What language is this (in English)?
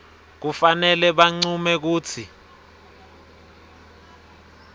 Swati